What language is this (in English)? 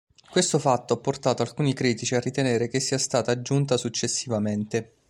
Italian